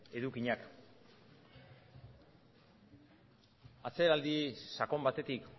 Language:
Basque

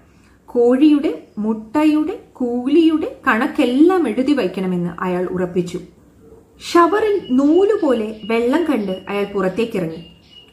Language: Malayalam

